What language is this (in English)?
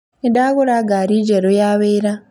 Kikuyu